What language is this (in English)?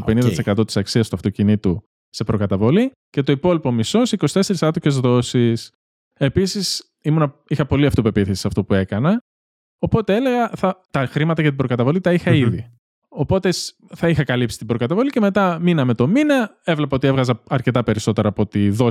Greek